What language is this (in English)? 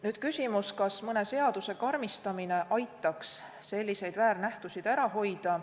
Estonian